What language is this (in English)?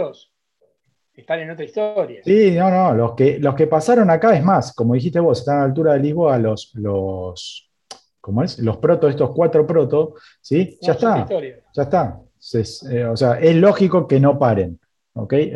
Spanish